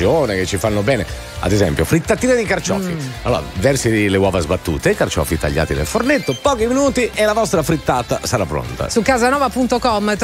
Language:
Italian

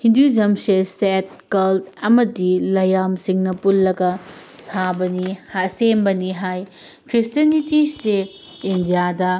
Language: Manipuri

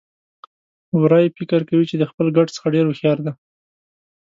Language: Pashto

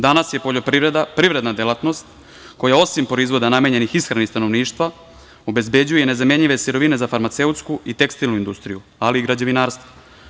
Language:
Serbian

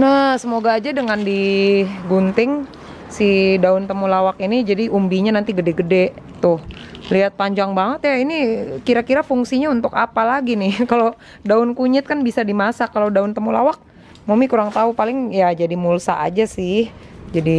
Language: Indonesian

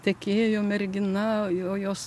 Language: Lithuanian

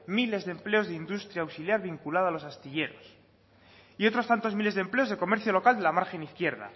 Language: Spanish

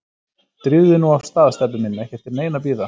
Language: Icelandic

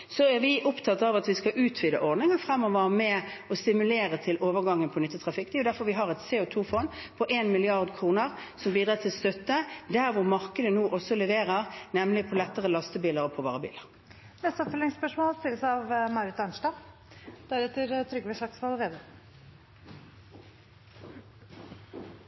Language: Norwegian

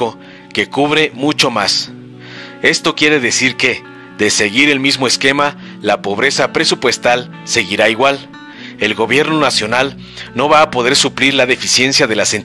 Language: Spanish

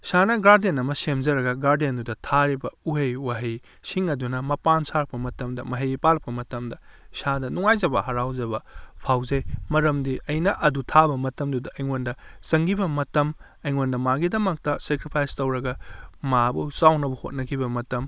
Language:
Manipuri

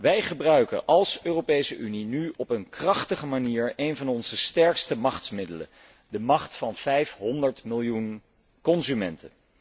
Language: Dutch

